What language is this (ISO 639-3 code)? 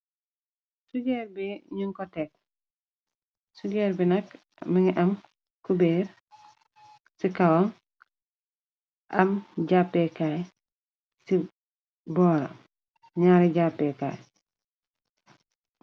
wol